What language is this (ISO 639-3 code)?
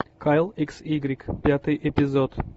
rus